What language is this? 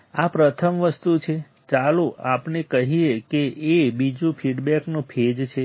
Gujarati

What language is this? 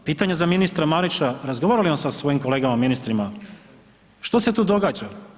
Croatian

